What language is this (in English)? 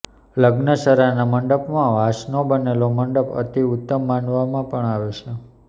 Gujarati